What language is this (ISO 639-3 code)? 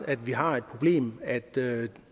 dan